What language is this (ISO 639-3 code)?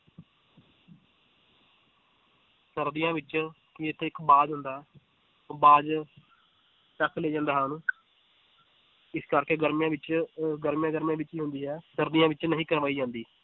pan